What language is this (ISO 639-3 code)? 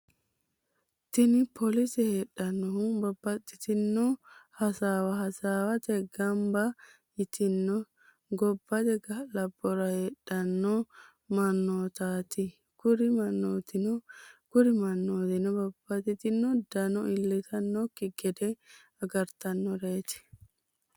sid